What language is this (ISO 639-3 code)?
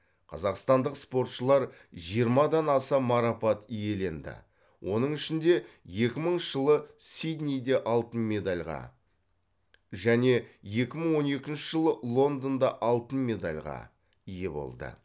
kaz